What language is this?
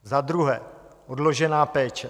Czech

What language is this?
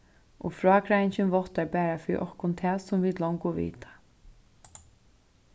Faroese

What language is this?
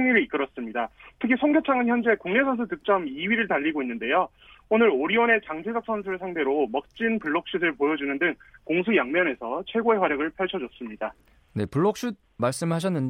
Korean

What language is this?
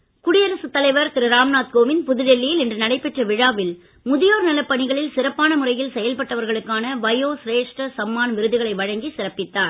Tamil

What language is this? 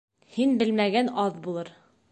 Bashkir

